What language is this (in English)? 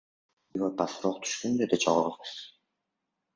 Uzbek